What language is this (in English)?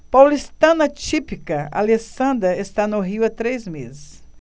Portuguese